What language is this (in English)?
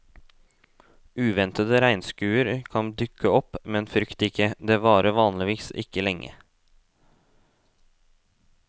Norwegian